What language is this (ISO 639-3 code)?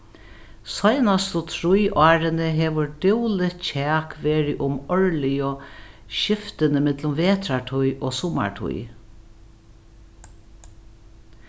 fao